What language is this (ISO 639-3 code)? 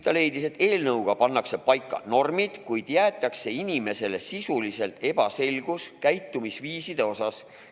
est